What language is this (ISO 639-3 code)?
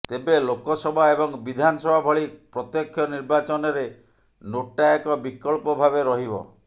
ori